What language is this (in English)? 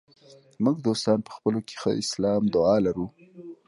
Pashto